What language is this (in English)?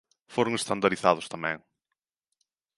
Galician